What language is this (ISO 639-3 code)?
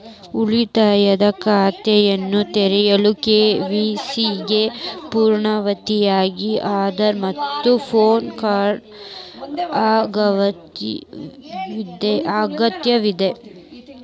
kan